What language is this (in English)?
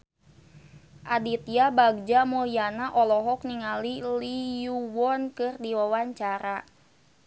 Sundanese